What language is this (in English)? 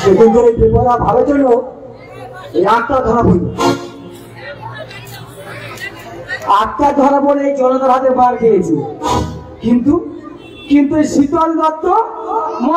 Arabic